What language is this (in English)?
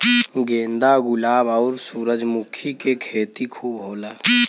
Bhojpuri